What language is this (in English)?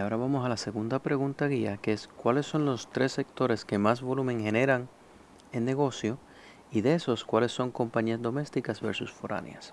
Spanish